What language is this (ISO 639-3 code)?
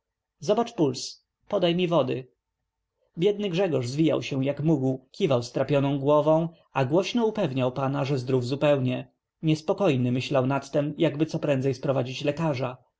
pol